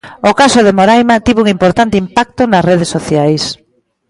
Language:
Galician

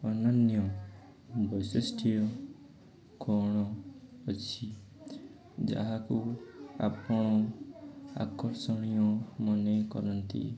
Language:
Odia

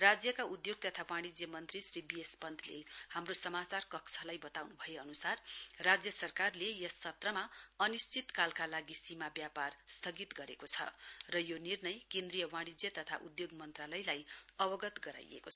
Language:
Nepali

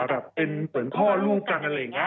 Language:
Thai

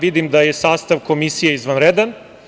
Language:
Serbian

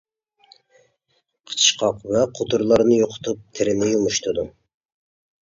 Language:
Uyghur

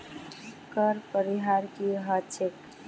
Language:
Magahi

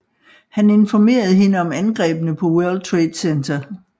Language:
Danish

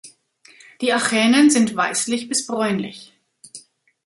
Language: German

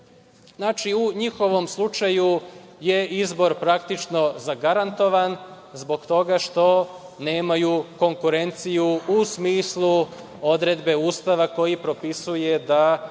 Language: Serbian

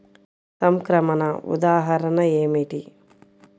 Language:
Telugu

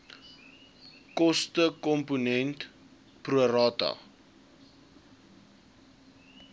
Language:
Afrikaans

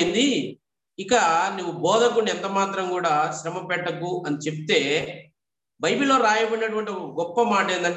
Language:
Telugu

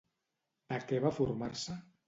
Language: Catalan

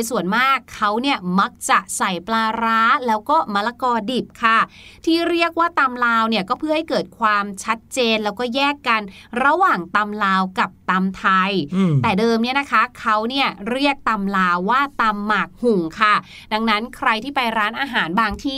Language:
Thai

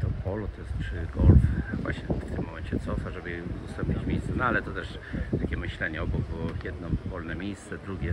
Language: Polish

